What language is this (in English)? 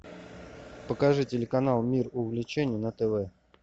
Russian